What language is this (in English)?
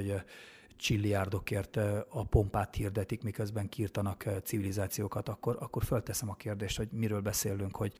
Hungarian